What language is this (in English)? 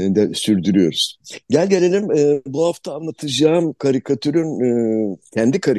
Turkish